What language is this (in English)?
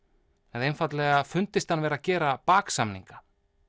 Icelandic